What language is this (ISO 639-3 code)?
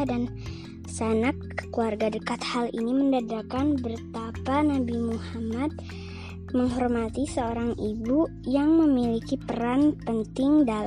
ind